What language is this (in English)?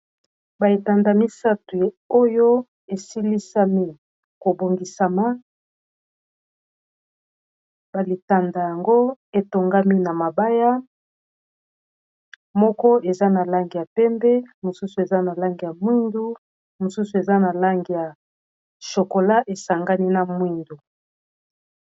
Lingala